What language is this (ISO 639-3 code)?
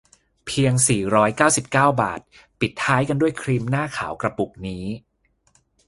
tha